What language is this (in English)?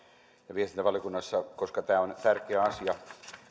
Finnish